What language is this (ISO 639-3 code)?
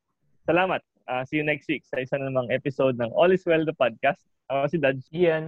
fil